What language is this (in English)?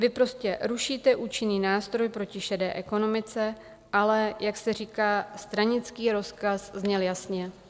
Czech